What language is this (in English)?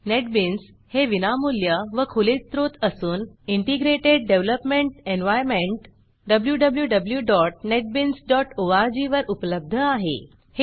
Marathi